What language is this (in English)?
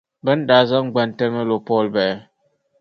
Dagbani